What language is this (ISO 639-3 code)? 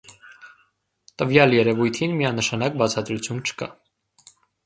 hye